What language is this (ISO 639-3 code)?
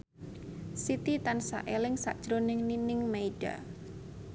jav